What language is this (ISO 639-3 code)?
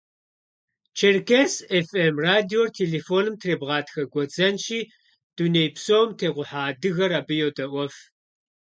kbd